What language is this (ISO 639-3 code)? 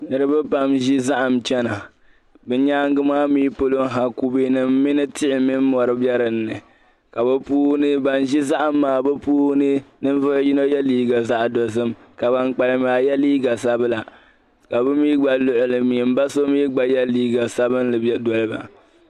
dag